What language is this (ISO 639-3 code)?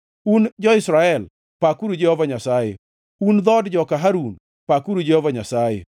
luo